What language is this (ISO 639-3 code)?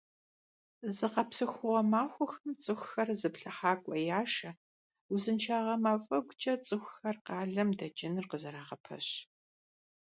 kbd